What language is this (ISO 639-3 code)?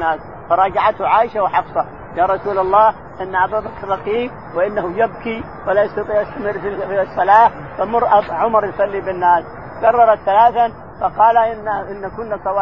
ara